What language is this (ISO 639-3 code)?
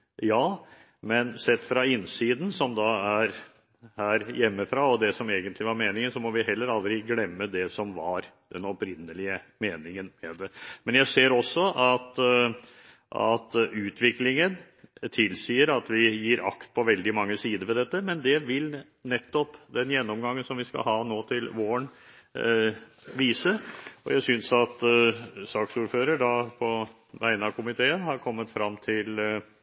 nob